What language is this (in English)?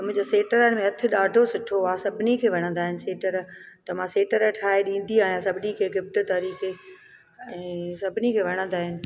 Sindhi